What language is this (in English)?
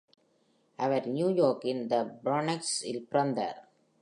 Tamil